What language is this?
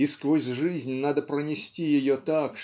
Russian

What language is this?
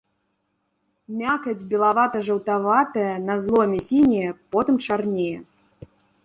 Belarusian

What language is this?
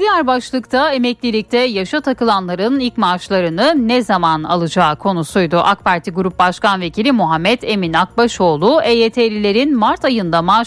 Turkish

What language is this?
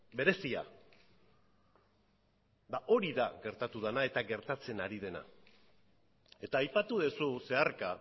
Basque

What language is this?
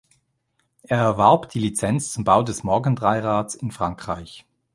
German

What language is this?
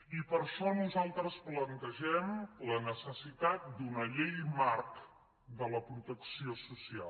Catalan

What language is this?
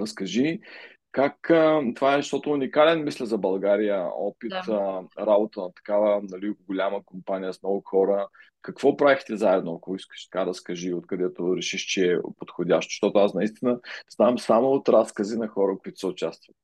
Bulgarian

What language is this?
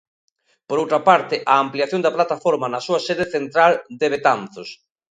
Galician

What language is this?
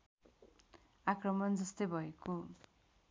Nepali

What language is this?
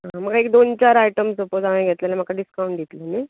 Konkani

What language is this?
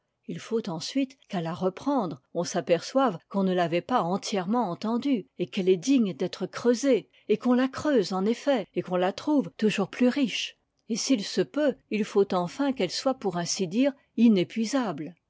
French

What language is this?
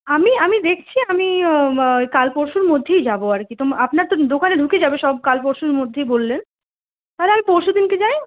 Bangla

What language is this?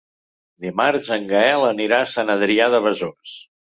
Catalan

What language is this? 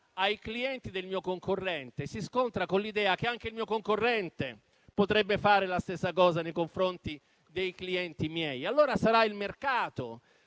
Italian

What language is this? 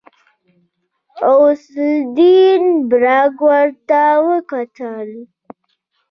Pashto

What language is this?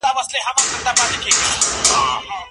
Pashto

